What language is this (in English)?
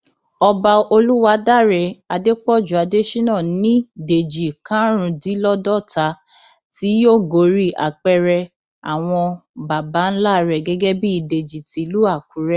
Yoruba